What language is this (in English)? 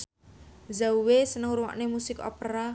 Javanese